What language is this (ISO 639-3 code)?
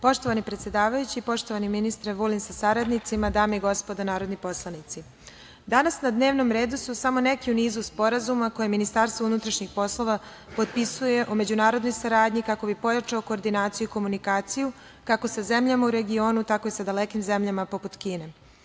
srp